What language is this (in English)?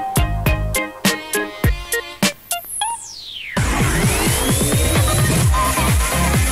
Polish